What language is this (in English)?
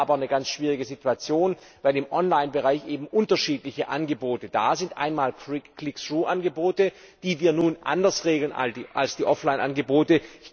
German